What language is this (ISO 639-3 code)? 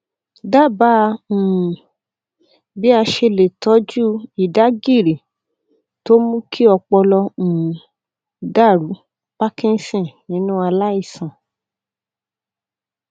yor